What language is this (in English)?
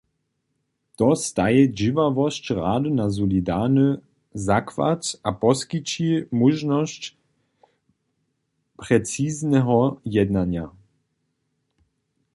Upper Sorbian